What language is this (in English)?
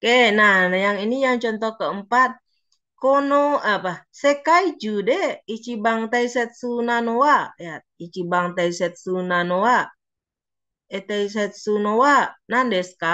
Indonesian